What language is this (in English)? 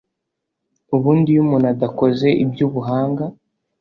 Kinyarwanda